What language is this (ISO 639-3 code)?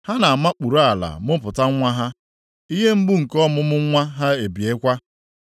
ibo